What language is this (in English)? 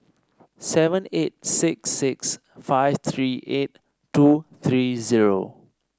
English